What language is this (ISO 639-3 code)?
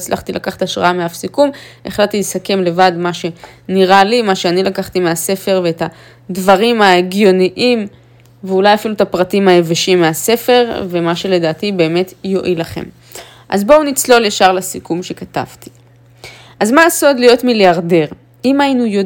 heb